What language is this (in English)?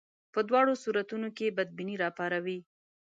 Pashto